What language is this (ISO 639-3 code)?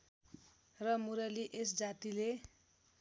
nep